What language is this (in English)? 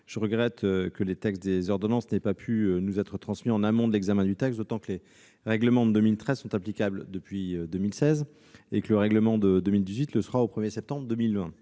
French